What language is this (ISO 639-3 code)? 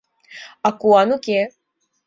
chm